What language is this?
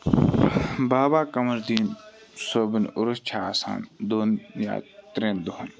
Kashmiri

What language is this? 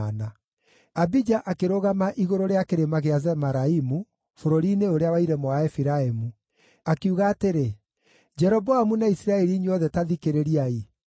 Kikuyu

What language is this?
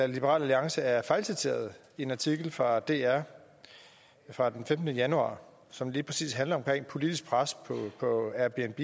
Danish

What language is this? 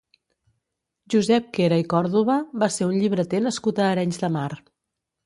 Catalan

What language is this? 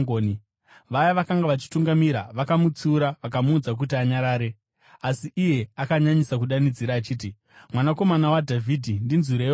Shona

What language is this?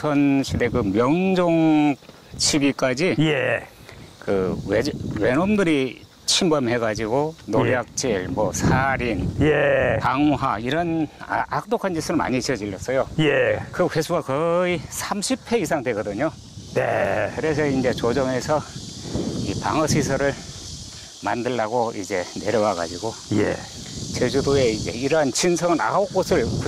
Korean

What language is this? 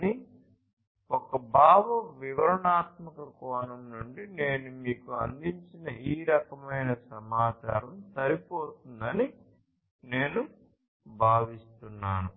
Telugu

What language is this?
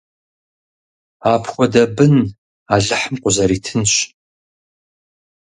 Kabardian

